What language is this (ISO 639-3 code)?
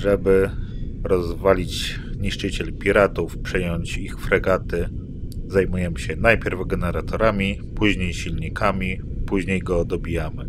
pol